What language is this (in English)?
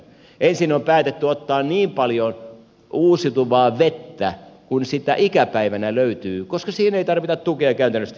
Finnish